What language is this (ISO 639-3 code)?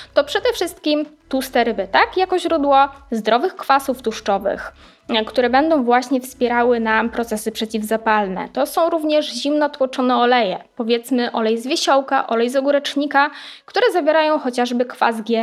pol